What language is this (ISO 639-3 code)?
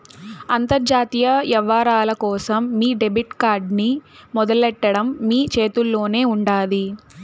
tel